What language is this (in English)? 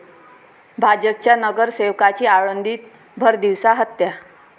Marathi